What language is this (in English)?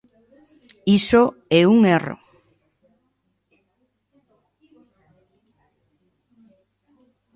Galician